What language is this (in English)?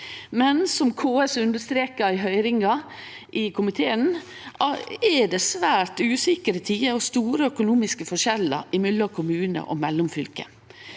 Norwegian